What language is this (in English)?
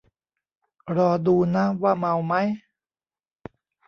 Thai